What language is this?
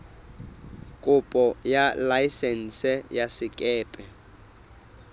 Southern Sotho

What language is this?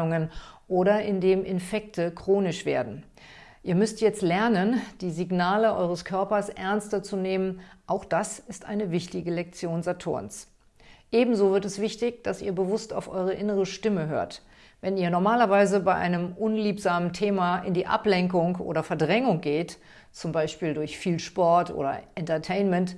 German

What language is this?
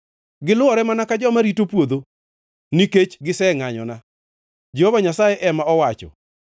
Luo (Kenya and Tanzania)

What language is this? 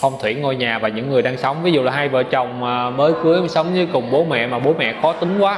Vietnamese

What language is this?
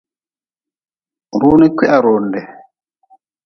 Nawdm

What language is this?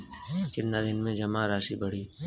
Bhojpuri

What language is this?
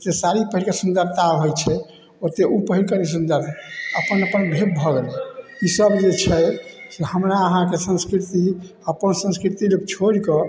Maithili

